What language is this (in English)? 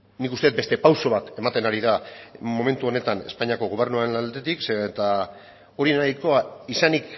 Basque